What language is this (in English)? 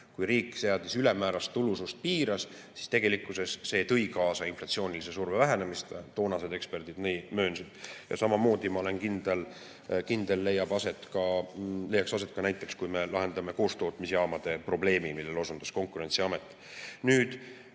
Estonian